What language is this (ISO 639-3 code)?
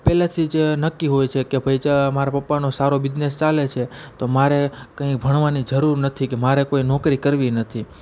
guj